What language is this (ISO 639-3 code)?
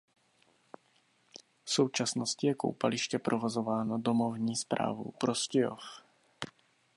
ces